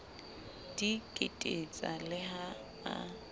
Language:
Southern Sotho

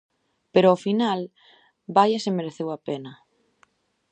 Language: Galician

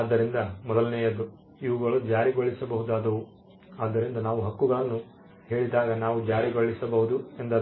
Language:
Kannada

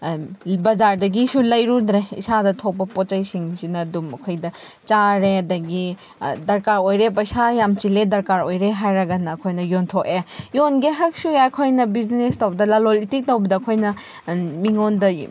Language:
Manipuri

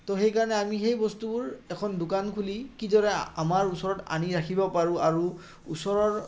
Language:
Assamese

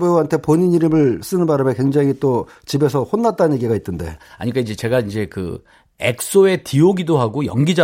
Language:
Korean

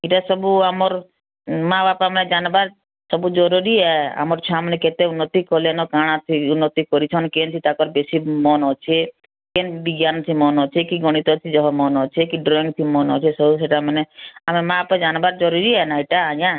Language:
Odia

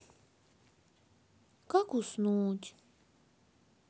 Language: Russian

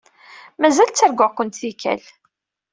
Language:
Kabyle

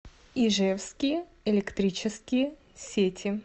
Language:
Russian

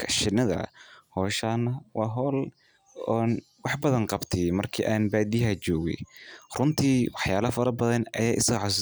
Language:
Somali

